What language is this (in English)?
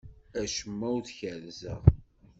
Kabyle